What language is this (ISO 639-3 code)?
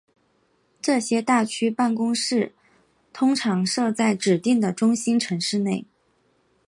zho